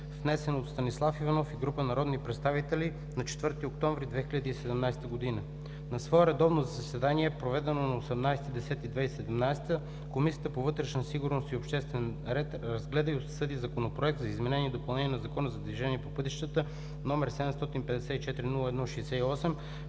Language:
Bulgarian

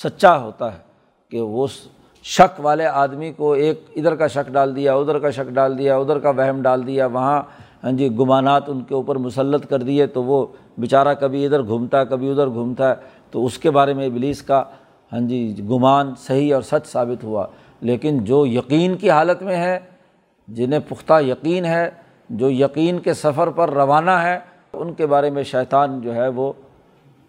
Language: Urdu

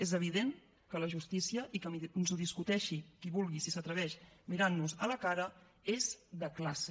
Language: Catalan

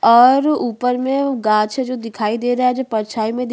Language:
Hindi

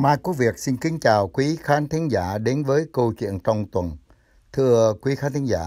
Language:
Vietnamese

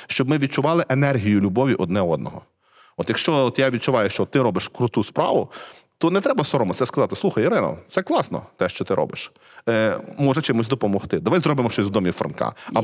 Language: Ukrainian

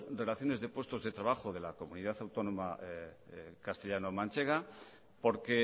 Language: Spanish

